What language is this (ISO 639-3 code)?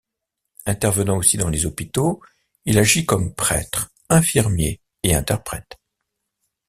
fra